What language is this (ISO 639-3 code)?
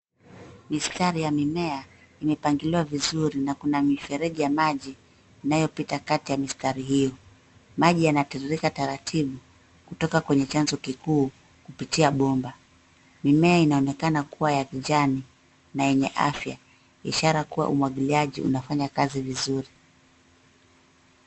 swa